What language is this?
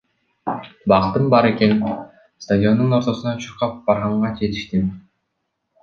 Kyrgyz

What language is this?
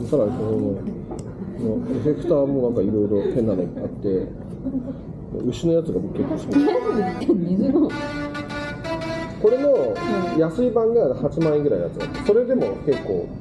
Japanese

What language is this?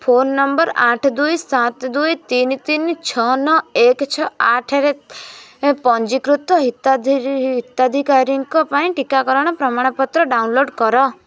Odia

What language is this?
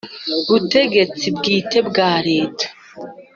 Kinyarwanda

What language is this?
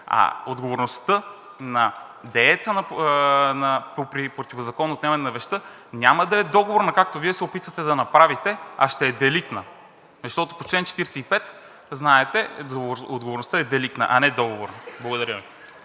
Bulgarian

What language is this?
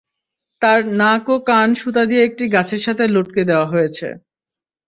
Bangla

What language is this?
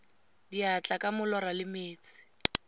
Tswana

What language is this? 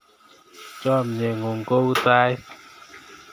Kalenjin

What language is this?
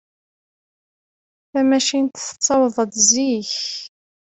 Kabyle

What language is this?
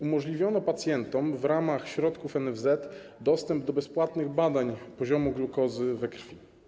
Polish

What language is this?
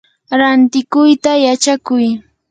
Yanahuanca Pasco Quechua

